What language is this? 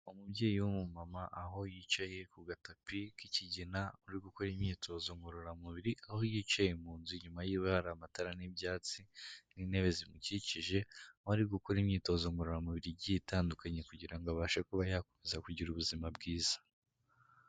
Kinyarwanda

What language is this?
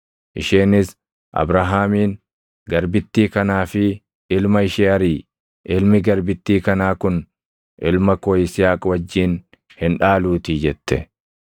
Oromo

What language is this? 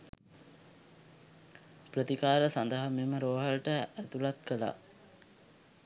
Sinhala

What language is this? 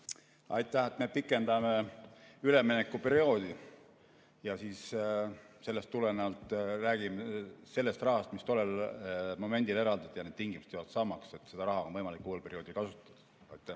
Estonian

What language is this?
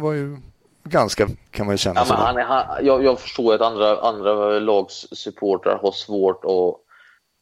Swedish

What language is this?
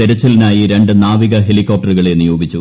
Malayalam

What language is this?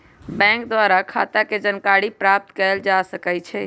Magahi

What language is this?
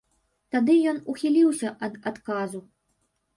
Belarusian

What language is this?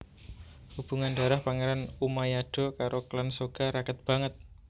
Javanese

